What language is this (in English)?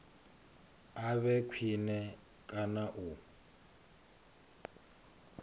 Venda